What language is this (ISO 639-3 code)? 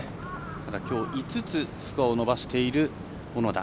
jpn